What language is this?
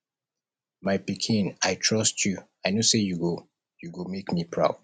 Nigerian Pidgin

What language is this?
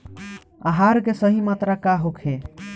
Bhojpuri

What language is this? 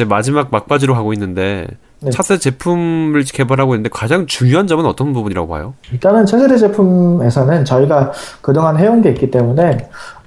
Korean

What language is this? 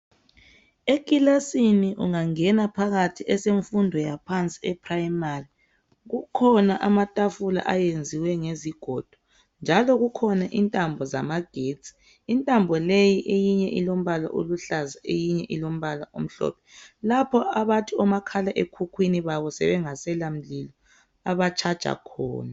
North Ndebele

